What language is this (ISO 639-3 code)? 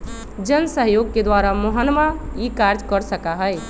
mag